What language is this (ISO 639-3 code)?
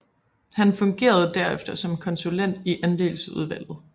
dan